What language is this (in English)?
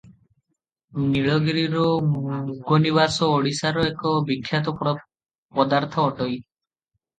Odia